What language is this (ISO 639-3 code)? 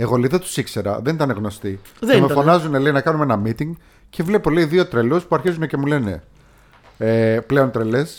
ell